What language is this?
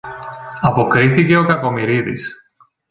Greek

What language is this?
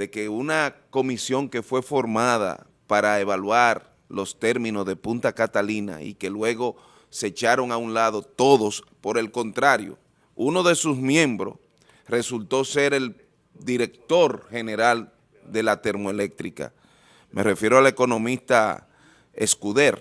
Spanish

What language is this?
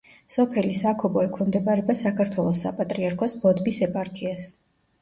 Georgian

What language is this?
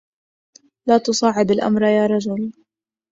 Arabic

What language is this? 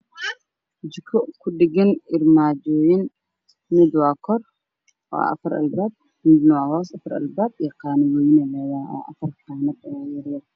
Somali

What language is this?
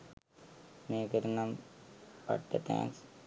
Sinhala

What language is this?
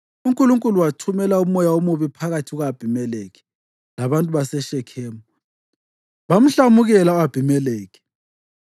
North Ndebele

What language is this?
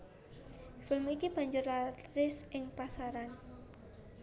Javanese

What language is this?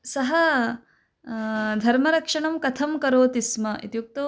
Sanskrit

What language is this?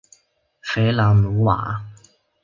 Chinese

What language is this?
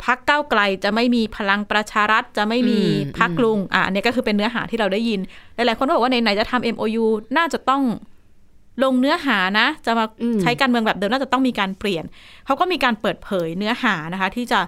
Thai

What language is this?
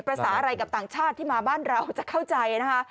Thai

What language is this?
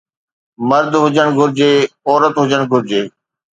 Sindhi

